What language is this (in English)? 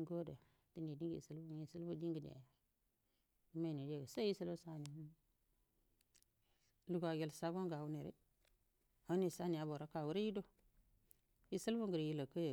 Buduma